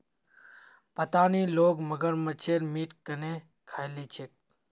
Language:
Magahi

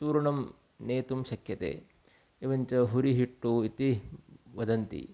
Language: Sanskrit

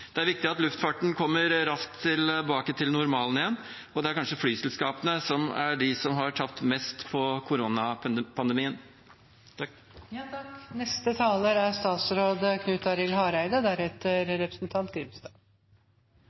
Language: Norwegian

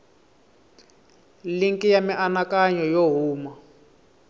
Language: Tsonga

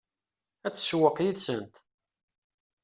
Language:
Kabyle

